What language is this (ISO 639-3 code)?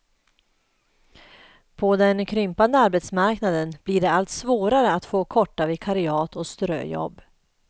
swe